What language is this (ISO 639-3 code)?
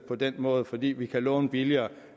dan